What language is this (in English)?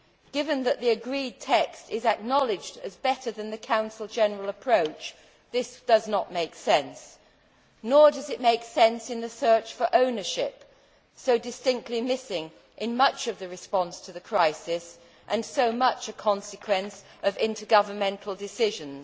English